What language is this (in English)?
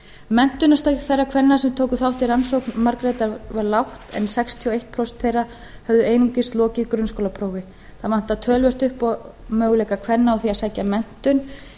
Icelandic